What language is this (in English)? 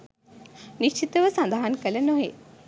Sinhala